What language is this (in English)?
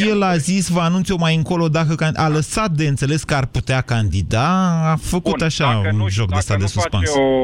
Romanian